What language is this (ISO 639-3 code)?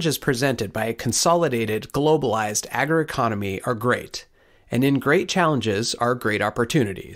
eng